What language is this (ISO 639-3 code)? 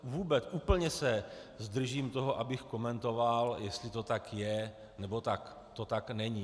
ces